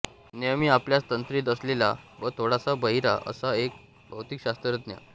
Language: Marathi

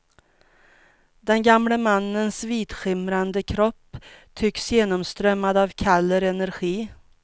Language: Swedish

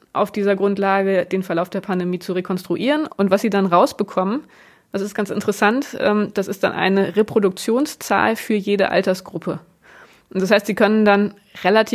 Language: German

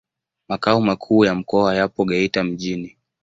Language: Swahili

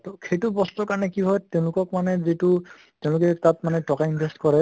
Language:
Assamese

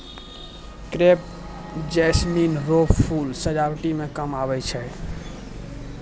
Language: Maithili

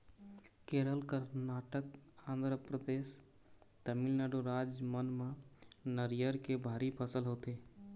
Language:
Chhattisgarhi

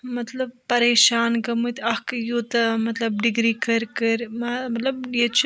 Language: Kashmiri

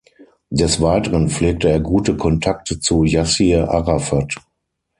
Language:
German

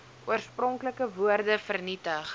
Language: Afrikaans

